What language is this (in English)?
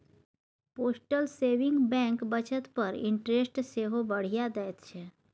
Maithili